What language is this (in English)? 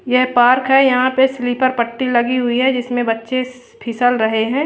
Hindi